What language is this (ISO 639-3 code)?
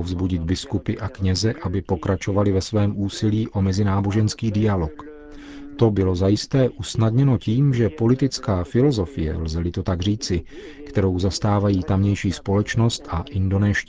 ces